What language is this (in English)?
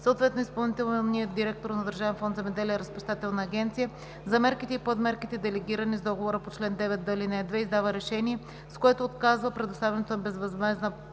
Bulgarian